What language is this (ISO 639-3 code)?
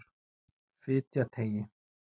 isl